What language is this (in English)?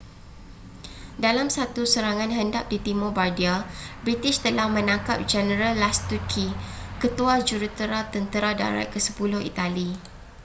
Malay